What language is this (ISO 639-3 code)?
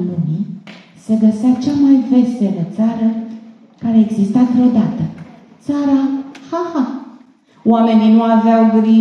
ron